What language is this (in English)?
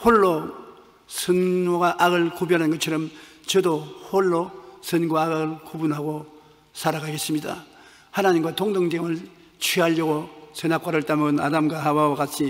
Korean